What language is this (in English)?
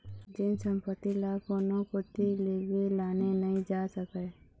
Chhattisgarhi